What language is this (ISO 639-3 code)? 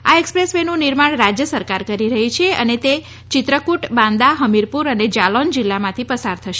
guj